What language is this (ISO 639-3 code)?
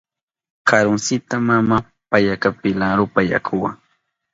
qup